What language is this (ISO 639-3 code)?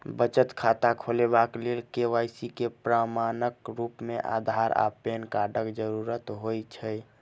mai